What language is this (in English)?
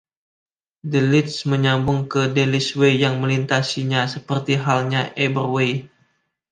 Indonesian